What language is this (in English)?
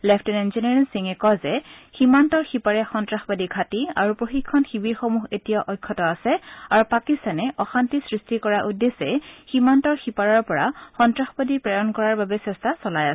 Assamese